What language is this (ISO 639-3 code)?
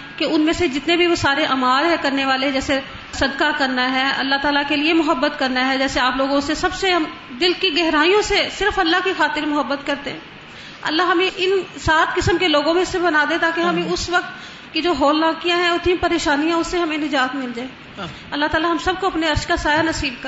urd